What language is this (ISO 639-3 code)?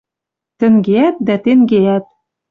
mrj